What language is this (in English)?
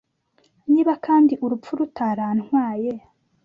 Kinyarwanda